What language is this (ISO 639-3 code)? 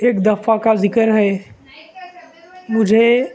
urd